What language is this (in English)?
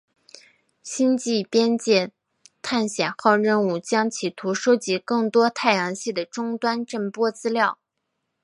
Chinese